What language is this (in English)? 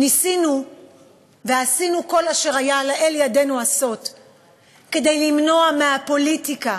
Hebrew